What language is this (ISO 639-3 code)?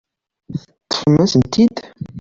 kab